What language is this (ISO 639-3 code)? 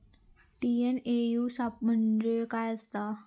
mar